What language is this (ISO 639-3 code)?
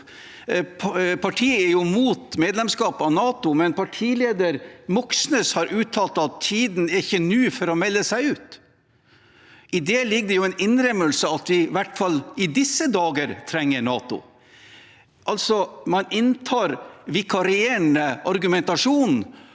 nor